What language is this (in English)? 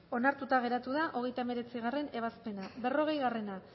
Basque